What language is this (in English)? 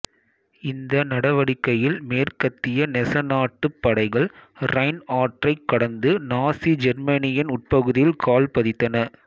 Tamil